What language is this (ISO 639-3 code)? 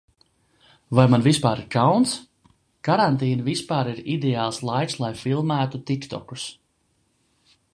lav